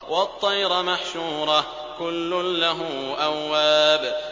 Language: Arabic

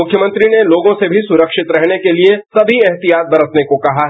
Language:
Hindi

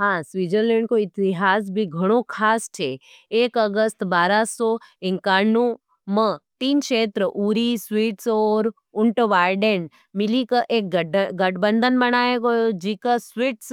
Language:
Nimadi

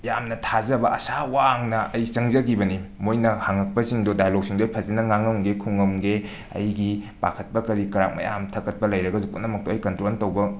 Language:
Manipuri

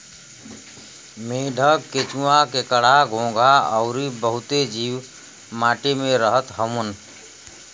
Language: Bhojpuri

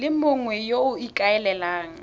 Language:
Tswana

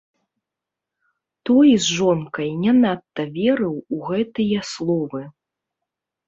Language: Belarusian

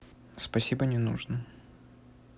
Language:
Russian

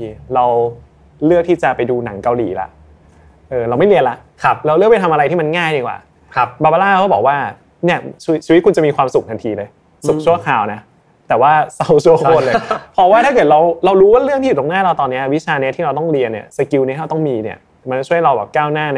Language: Thai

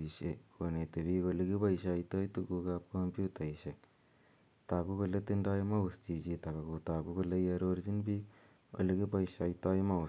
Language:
Kalenjin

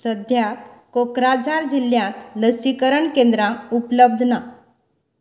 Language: Konkani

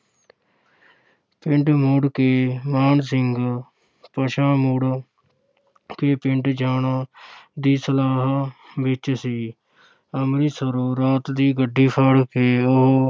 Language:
Punjabi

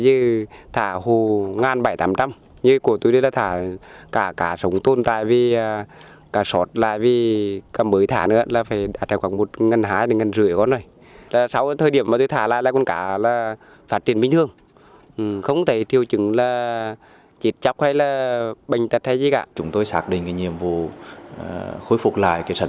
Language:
Vietnamese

